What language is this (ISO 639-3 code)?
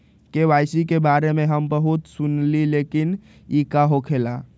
mag